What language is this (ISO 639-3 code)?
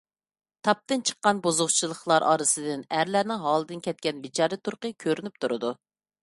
uig